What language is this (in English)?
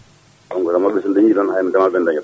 Fula